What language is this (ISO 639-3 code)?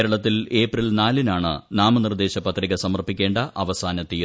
mal